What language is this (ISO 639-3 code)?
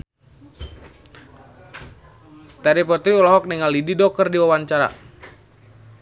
sun